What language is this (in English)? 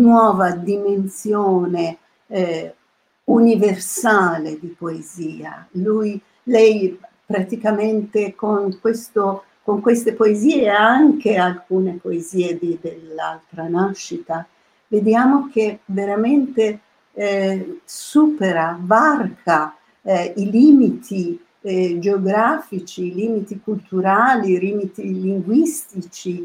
Italian